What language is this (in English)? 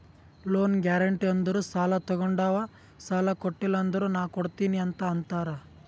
Kannada